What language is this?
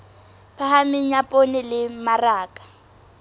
Southern Sotho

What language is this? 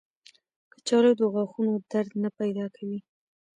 Pashto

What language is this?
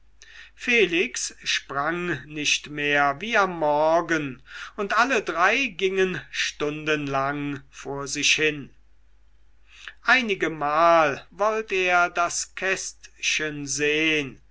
German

